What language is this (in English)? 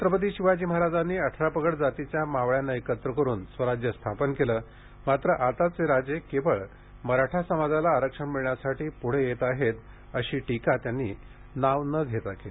Marathi